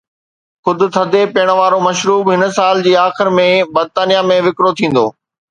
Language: Sindhi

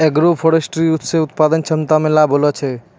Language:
Maithili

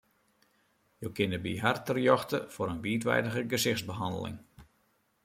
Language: Western Frisian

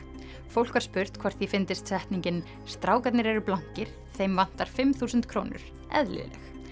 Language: Icelandic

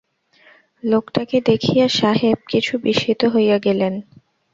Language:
Bangla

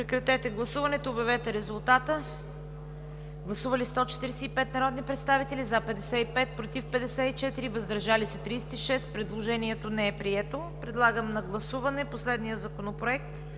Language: Bulgarian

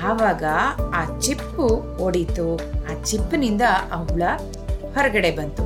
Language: Kannada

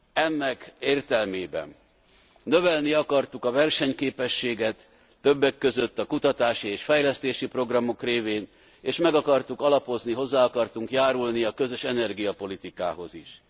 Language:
Hungarian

